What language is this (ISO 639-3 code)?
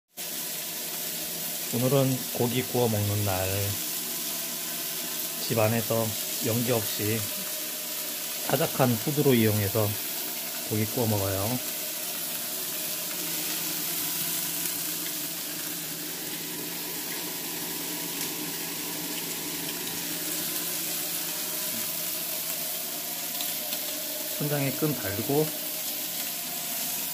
kor